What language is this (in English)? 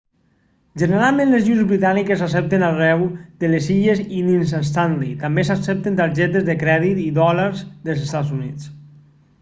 Catalan